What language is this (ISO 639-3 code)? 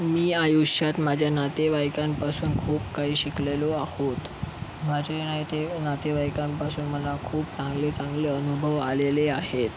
mar